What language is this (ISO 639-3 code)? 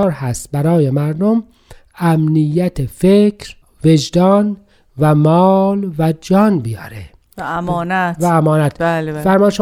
fas